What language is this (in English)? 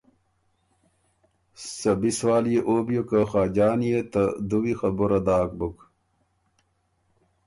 Ormuri